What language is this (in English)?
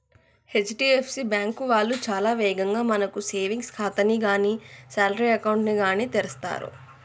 Telugu